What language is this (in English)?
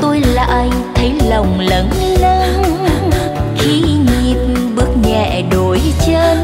Vietnamese